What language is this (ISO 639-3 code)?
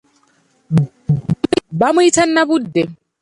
lug